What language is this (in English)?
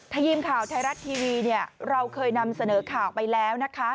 Thai